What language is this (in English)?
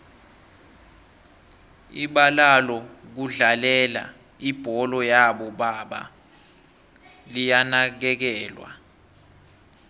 South Ndebele